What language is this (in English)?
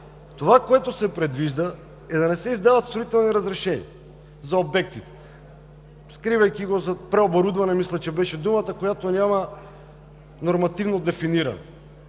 Bulgarian